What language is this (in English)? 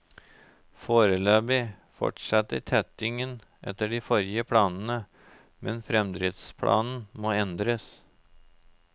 Norwegian